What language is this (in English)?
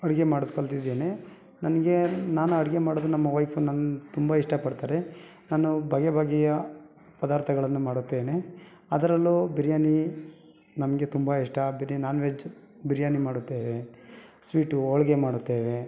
Kannada